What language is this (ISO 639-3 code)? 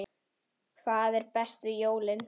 isl